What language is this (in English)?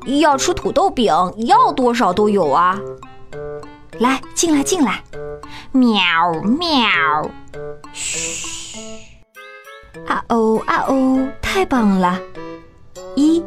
Chinese